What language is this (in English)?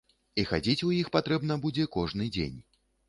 Belarusian